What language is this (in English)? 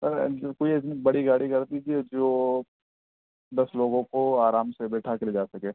Urdu